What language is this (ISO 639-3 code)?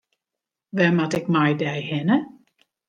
fry